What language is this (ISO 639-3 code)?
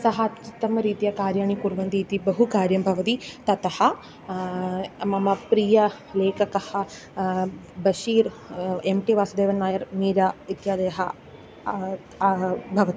san